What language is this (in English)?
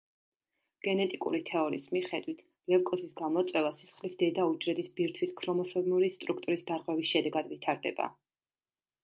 Georgian